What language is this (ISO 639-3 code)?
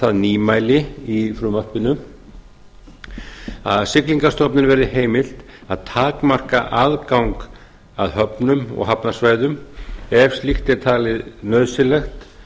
isl